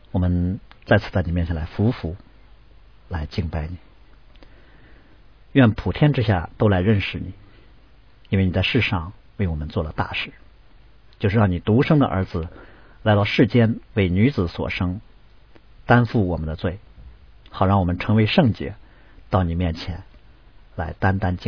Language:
Chinese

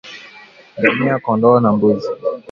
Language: Swahili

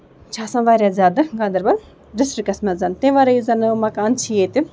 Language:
Kashmiri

